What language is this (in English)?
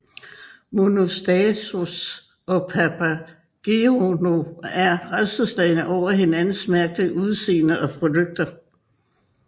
Danish